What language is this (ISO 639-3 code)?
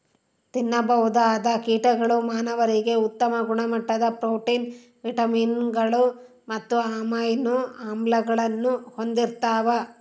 kan